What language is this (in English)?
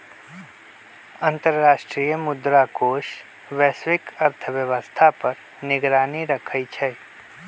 Magahi